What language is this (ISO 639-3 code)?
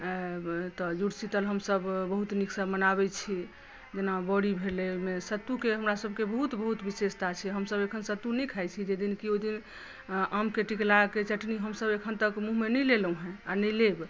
mai